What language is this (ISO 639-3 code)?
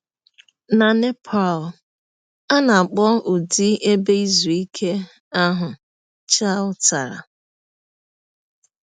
ibo